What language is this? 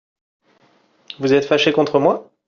French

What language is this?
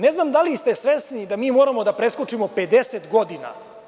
Serbian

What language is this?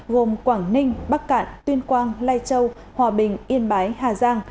Vietnamese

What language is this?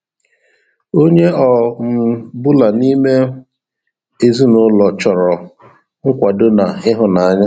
Igbo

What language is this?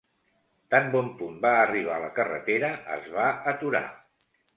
Catalan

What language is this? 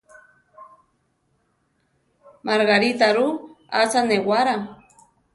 Central Tarahumara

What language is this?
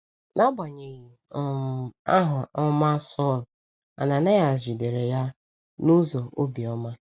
Igbo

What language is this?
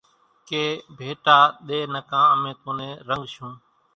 Kachi Koli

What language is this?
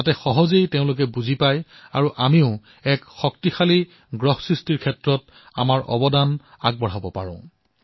Assamese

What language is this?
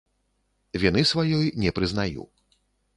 Belarusian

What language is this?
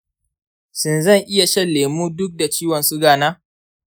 Hausa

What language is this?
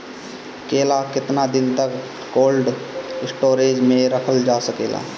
Bhojpuri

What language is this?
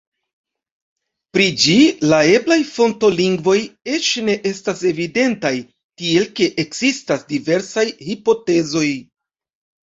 Esperanto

